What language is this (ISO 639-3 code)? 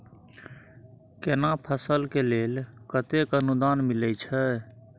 mai